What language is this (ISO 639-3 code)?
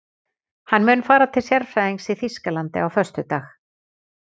isl